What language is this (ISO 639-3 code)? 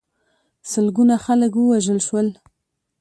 pus